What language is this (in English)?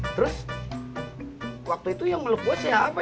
Indonesian